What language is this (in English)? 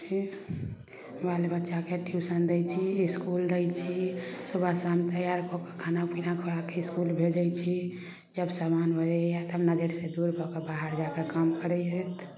Maithili